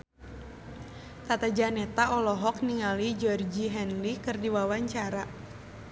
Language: Sundanese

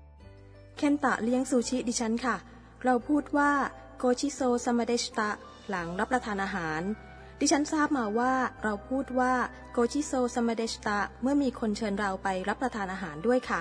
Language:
Thai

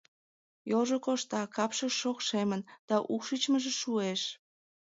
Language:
Mari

